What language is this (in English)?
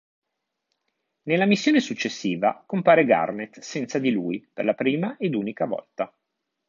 Italian